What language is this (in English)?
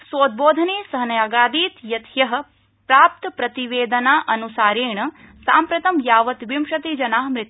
Sanskrit